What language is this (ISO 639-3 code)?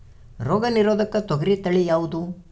kan